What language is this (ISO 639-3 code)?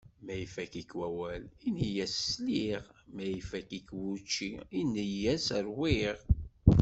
kab